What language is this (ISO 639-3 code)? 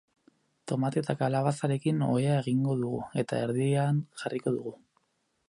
eus